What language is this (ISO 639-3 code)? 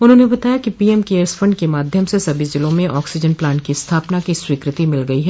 hin